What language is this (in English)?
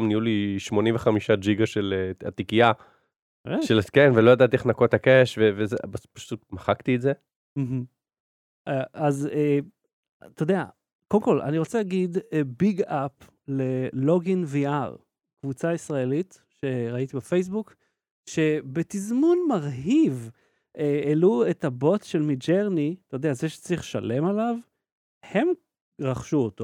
Hebrew